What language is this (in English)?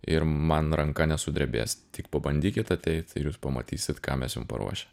Lithuanian